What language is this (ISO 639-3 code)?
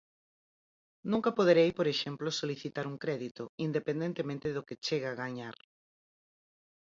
glg